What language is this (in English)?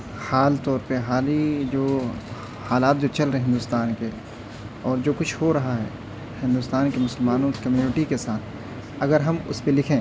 Urdu